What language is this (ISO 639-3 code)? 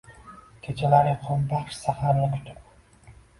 uzb